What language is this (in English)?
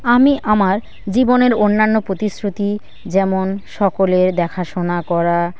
Bangla